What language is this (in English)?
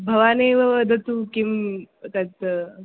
Sanskrit